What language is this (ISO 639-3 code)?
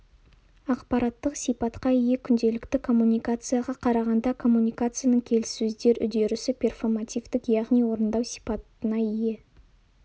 kaz